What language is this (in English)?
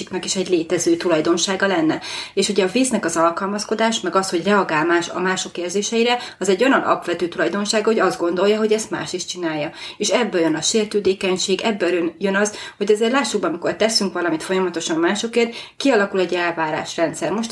Hungarian